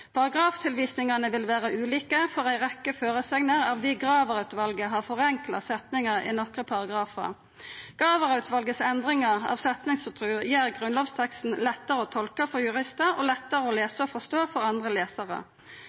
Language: Norwegian Nynorsk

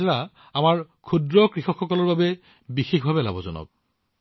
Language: Assamese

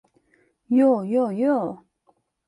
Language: Turkish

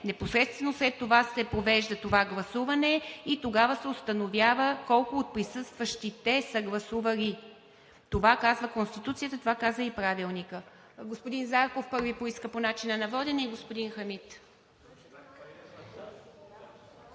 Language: Bulgarian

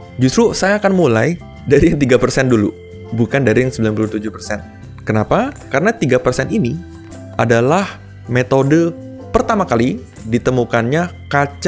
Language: Indonesian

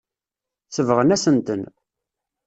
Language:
Kabyle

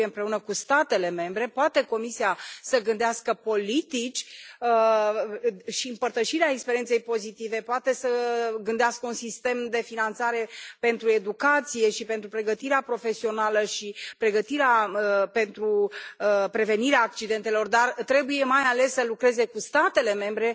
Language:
Romanian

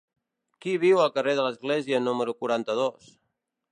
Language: Catalan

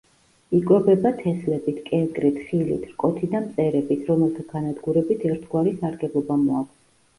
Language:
Georgian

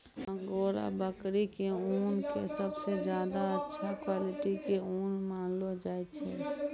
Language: Maithili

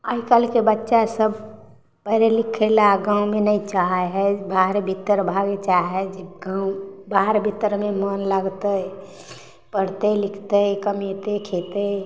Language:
Maithili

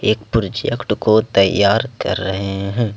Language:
Hindi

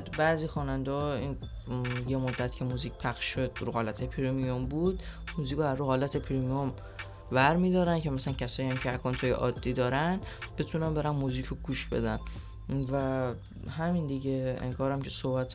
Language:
Persian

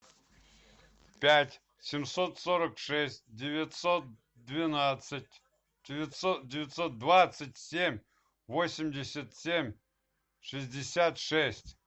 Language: Russian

